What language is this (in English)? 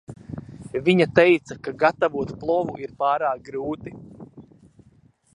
Latvian